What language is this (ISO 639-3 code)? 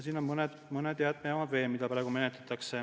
est